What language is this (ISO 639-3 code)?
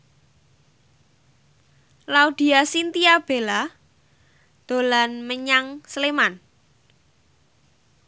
jav